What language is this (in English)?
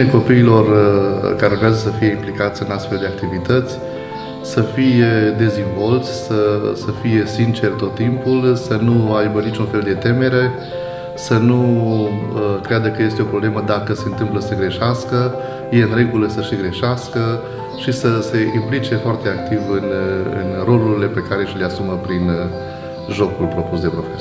Romanian